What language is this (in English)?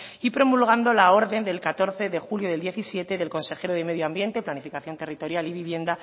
Spanish